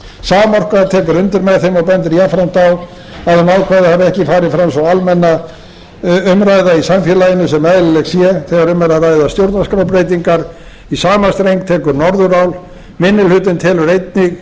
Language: Icelandic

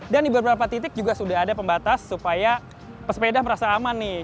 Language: Indonesian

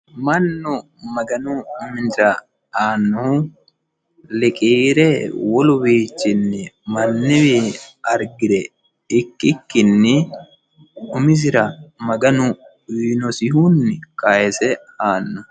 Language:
Sidamo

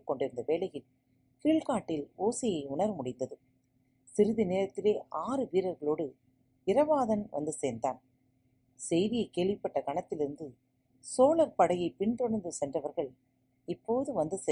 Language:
Tamil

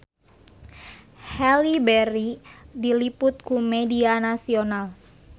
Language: Sundanese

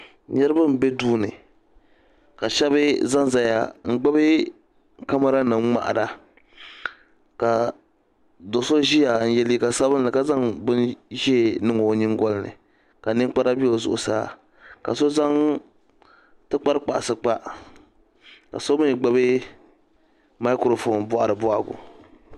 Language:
Dagbani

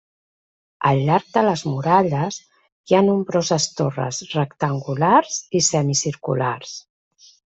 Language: Catalan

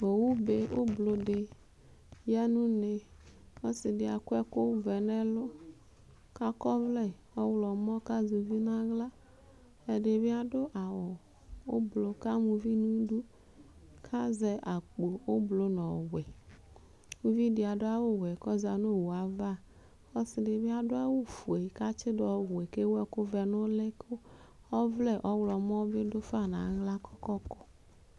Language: Ikposo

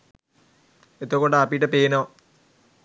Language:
Sinhala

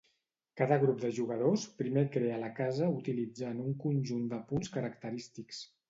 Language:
Catalan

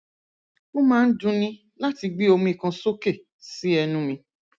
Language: Yoruba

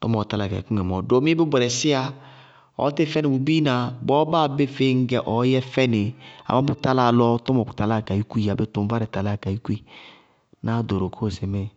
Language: Bago-Kusuntu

